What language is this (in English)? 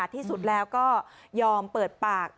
Thai